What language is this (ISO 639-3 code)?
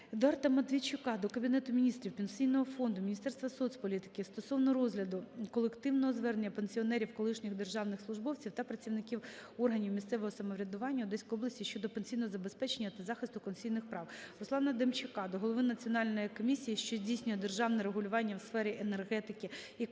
ukr